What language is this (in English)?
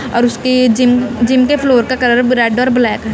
Hindi